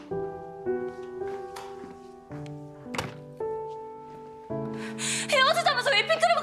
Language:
Korean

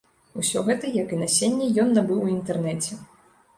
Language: Belarusian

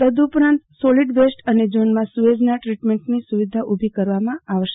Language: Gujarati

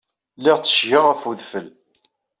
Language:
Kabyle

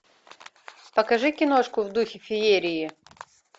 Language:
Russian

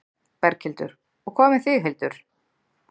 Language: Icelandic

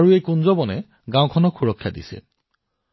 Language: Assamese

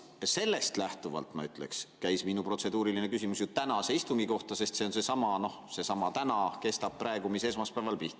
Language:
Estonian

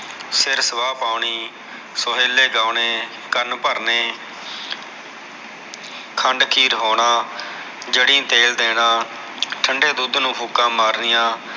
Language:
Punjabi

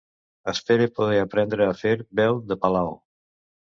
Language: Catalan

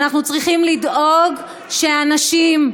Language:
Hebrew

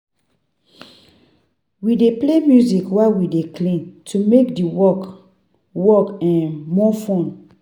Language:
Nigerian Pidgin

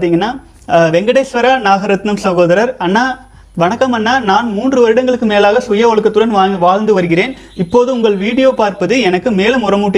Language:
Tamil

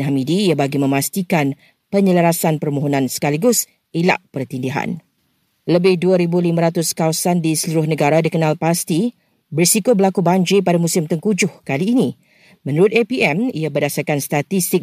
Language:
Malay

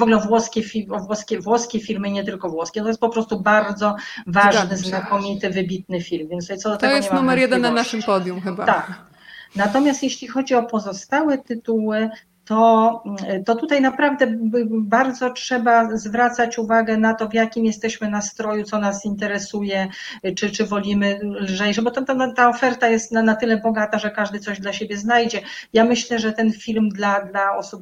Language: Polish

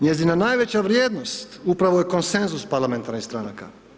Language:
Croatian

